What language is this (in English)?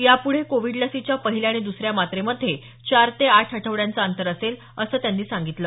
Marathi